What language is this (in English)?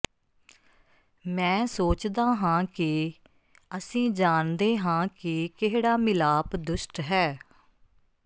Punjabi